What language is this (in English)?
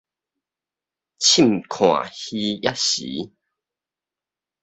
Min Nan Chinese